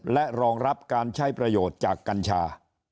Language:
Thai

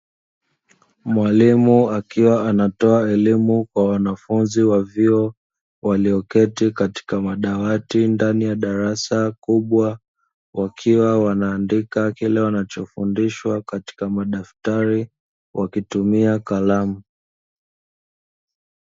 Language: Swahili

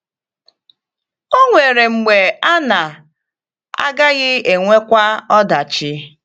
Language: Igbo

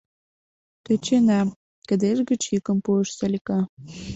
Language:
Mari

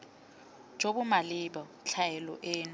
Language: Tswana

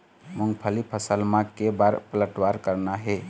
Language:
Chhattisgarhi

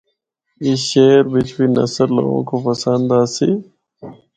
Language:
Northern Hindko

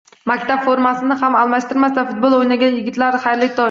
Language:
Uzbek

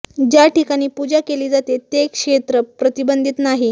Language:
Marathi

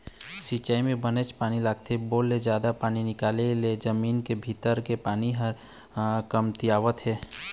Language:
Chhattisgarhi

